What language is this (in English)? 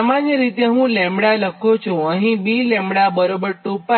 Gujarati